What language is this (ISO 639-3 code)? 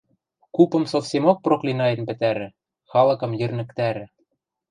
mrj